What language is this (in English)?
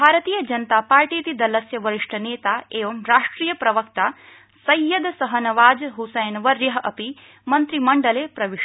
Sanskrit